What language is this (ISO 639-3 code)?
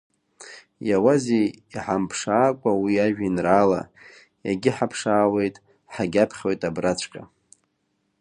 abk